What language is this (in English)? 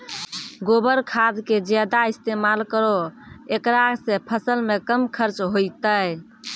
Maithili